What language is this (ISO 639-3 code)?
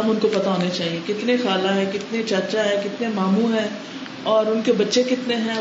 urd